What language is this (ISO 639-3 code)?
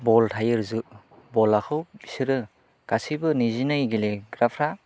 brx